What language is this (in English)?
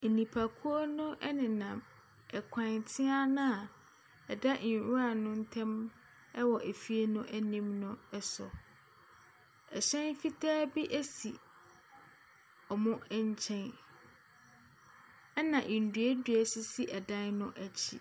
Akan